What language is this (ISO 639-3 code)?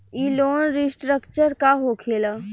bho